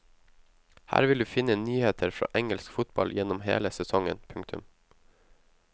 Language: Norwegian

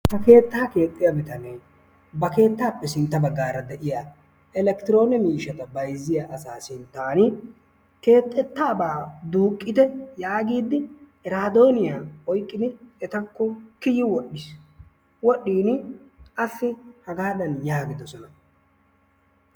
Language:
Wolaytta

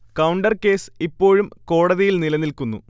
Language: Malayalam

